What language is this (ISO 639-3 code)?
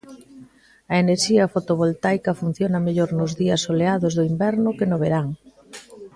glg